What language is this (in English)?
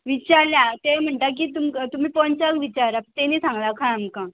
Konkani